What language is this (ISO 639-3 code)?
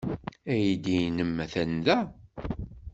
kab